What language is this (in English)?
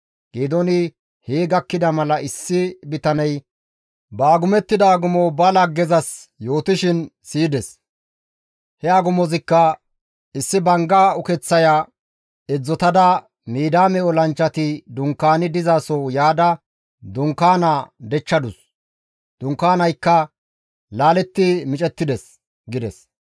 Gamo